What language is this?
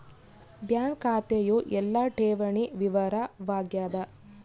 Kannada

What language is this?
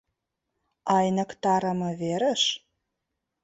Mari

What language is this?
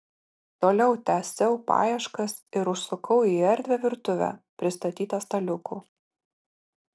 Lithuanian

